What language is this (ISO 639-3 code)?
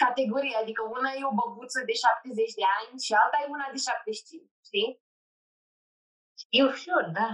ron